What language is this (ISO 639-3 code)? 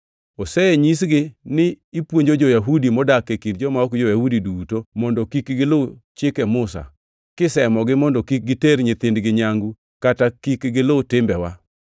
luo